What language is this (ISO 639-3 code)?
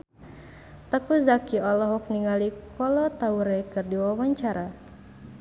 sun